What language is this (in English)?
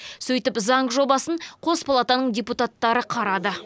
Kazakh